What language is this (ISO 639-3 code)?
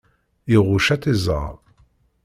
kab